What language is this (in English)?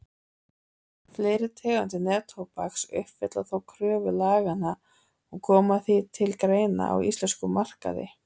Icelandic